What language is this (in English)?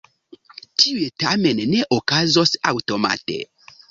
Esperanto